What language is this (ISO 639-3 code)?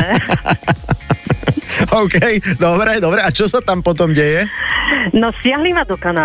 slk